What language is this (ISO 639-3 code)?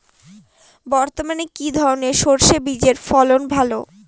ben